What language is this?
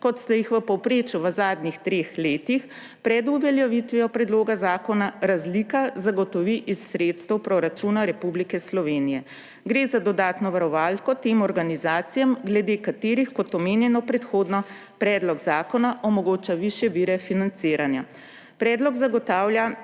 Slovenian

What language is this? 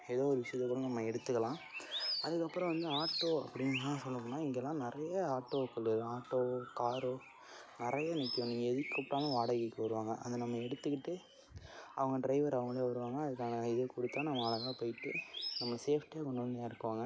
Tamil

